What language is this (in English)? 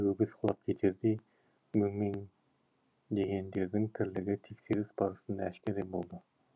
Kazakh